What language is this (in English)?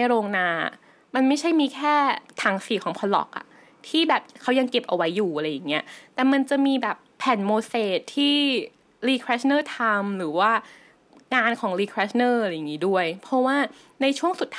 Thai